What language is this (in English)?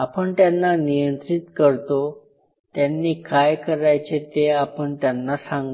Marathi